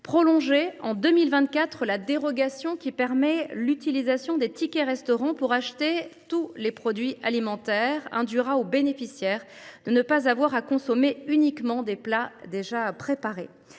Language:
French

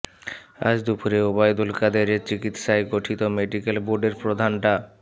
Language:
Bangla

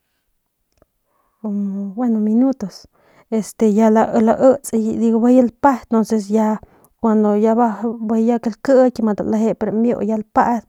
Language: Northern Pame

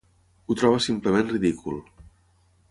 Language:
Catalan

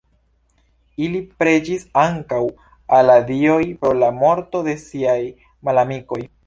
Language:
Esperanto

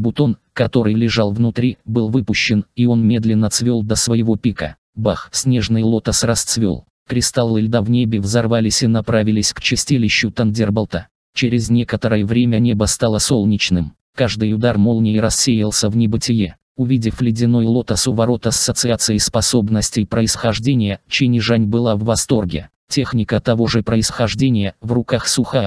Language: Russian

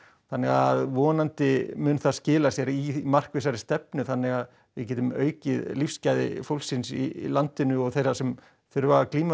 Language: Icelandic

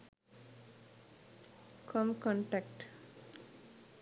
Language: Sinhala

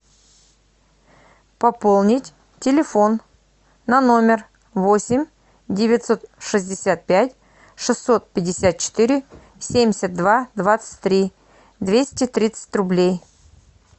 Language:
Russian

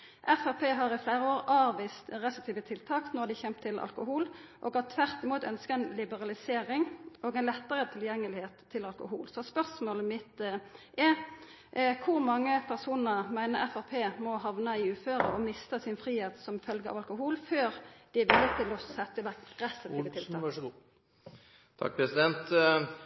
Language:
Norwegian Nynorsk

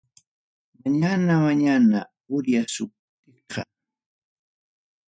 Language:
Ayacucho Quechua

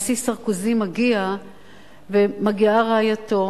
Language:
Hebrew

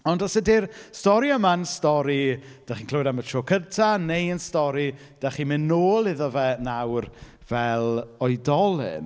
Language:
Welsh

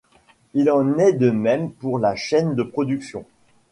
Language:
French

